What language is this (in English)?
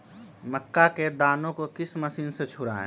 Magahi